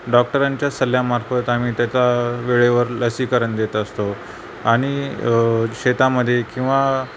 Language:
Marathi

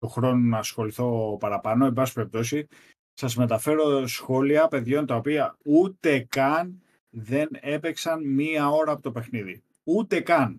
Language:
Greek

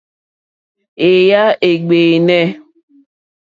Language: Mokpwe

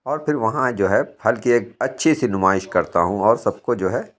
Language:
Urdu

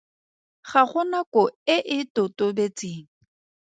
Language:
Tswana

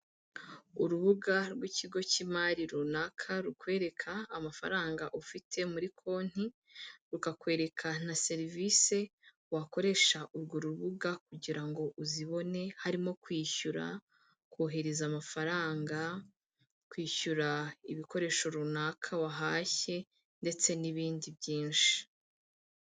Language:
Kinyarwanda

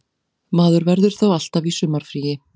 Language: Icelandic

